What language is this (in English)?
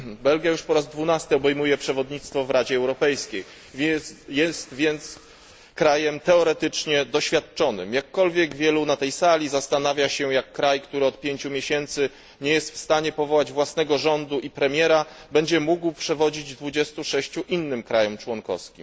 Polish